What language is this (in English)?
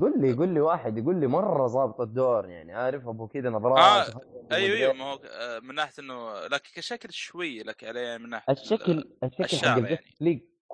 Arabic